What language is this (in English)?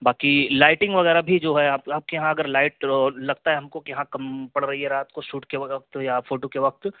Urdu